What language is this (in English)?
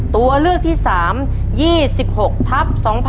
Thai